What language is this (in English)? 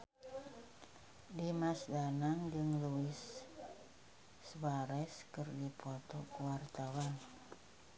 Sundanese